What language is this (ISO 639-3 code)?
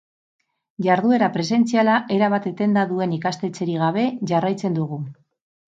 eus